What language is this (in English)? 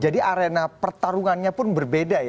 Indonesian